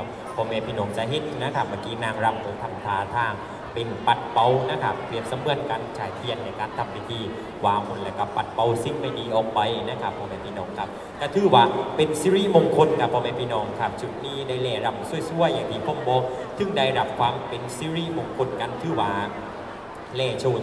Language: Thai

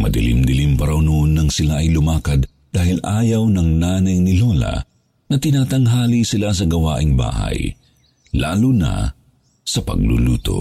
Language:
Filipino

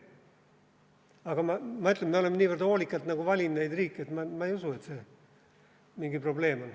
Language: Estonian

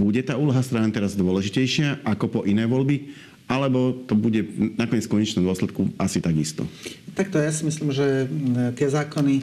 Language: Slovak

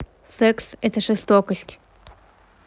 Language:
Russian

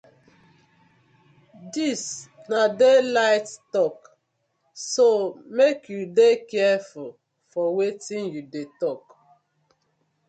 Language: Nigerian Pidgin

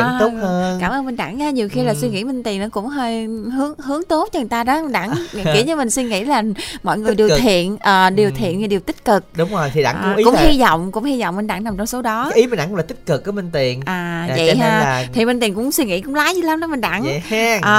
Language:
Vietnamese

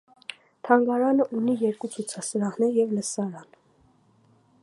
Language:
Armenian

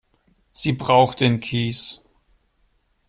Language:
German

